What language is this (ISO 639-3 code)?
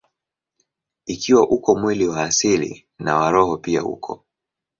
swa